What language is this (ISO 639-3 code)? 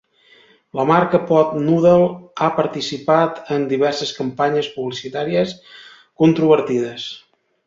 cat